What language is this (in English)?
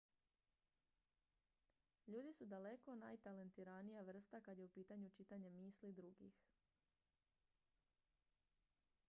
Croatian